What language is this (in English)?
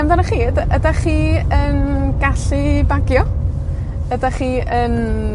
Welsh